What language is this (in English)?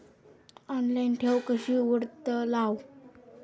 Marathi